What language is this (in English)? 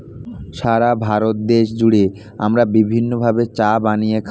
Bangla